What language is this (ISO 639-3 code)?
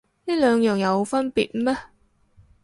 yue